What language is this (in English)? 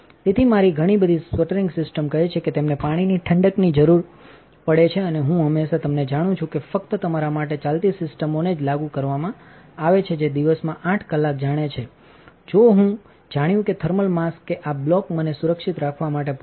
Gujarati